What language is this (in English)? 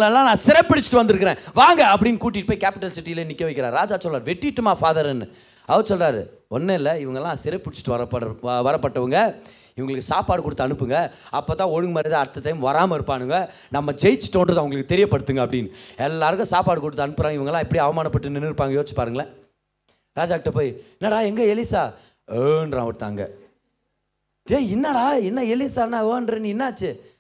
Tamil